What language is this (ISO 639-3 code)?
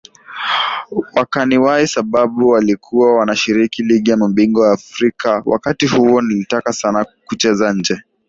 swa